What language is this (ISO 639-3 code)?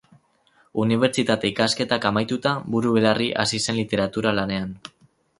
eus